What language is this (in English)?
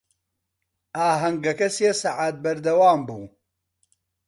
Central Kurdish